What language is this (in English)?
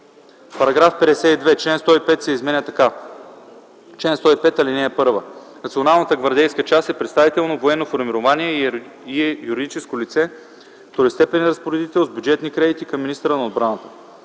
Bulgarian